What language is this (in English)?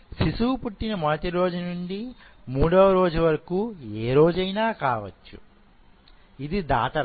Telugu